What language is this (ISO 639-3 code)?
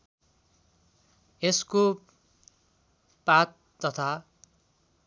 nep